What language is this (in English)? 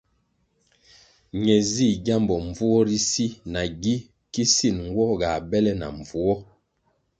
Kwasio